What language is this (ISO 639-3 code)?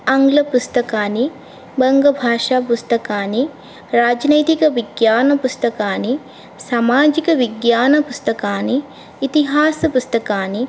san